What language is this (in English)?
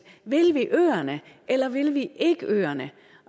Danish